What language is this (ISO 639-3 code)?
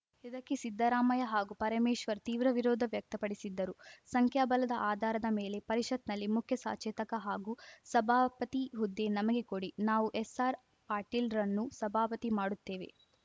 kan